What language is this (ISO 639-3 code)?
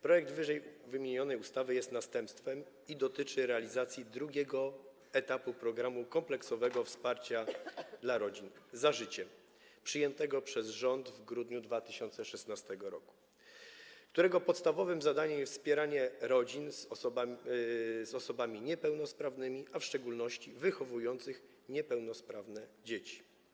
pol